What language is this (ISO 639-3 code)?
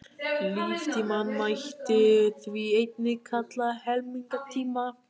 isl